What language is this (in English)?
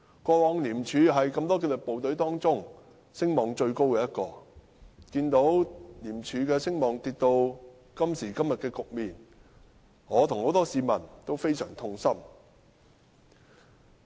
Cantonese